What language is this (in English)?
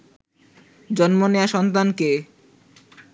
Bangla